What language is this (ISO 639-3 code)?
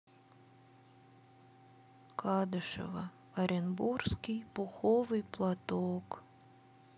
rus